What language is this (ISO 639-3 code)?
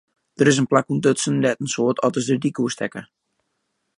fry